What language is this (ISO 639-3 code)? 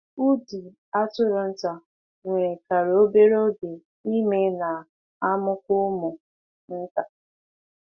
ibo